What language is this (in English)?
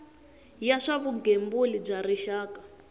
Tsonga